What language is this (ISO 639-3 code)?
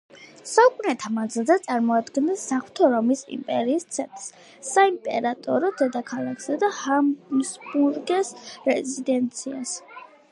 kat